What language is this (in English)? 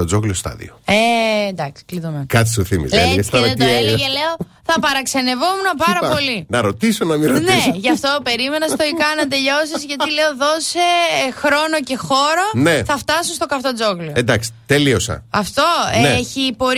Greek